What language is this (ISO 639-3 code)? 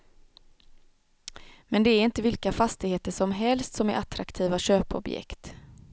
swe